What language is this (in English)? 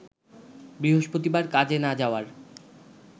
Bangla